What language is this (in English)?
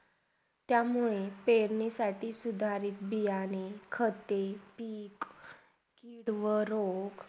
Marathi